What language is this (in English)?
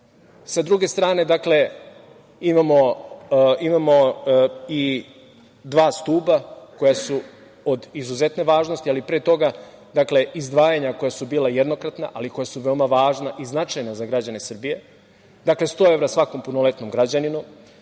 Serbian